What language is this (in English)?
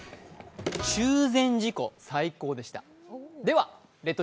Japanese